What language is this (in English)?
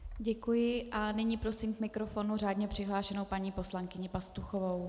Czech